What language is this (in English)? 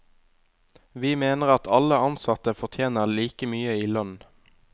Norwegian